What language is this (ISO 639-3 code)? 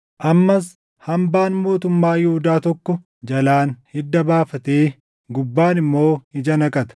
orm